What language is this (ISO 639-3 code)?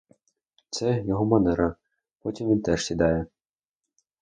ukr